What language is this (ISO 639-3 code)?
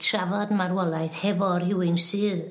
cym